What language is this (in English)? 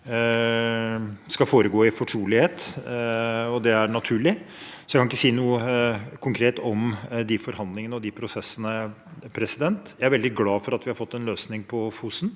Norwegian